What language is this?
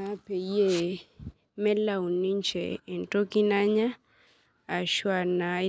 Masai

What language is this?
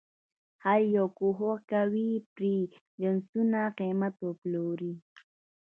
Pashto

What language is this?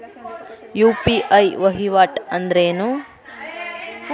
Kannada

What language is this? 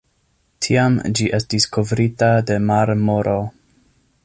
Esperanto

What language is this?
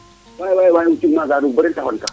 Serer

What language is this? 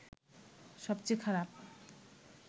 Bangla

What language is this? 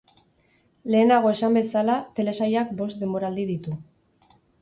Basque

